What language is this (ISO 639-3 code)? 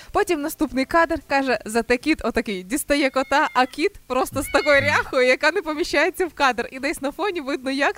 ukr